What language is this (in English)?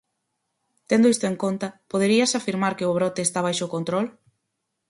Galician